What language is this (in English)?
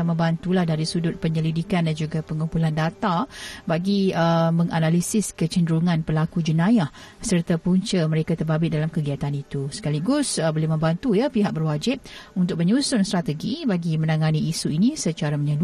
Malay